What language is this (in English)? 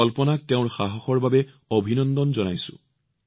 Assamese